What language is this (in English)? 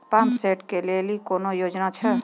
Maithili